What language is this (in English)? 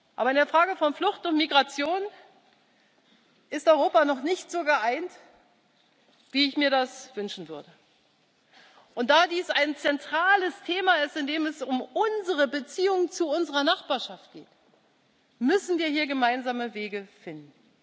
German